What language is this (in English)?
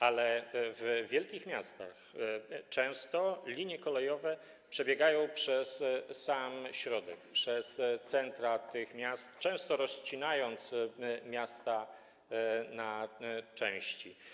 Polish